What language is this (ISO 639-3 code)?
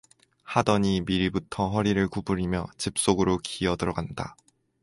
kor